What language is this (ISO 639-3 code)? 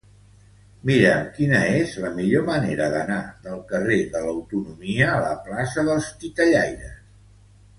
cat